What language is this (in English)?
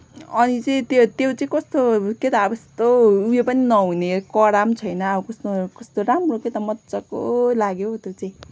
Nepali